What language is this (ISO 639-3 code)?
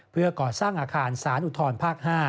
tha